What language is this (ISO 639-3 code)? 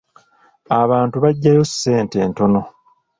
lug